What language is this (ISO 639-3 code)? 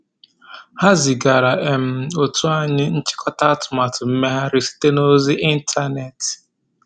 ibo